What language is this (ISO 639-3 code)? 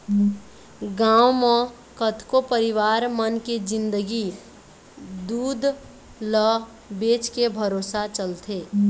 hne